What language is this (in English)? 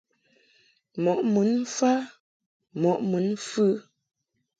Mungaka